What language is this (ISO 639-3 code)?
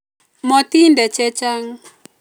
kln